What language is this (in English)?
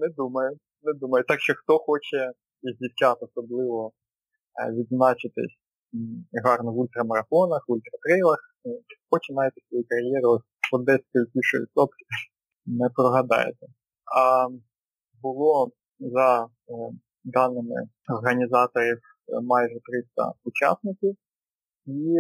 Ukrainian